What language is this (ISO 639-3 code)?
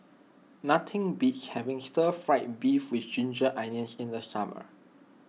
eng